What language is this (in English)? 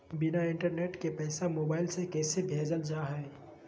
Magahi